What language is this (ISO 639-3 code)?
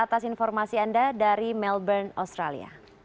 ind